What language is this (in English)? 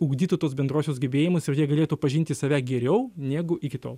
Lithuanian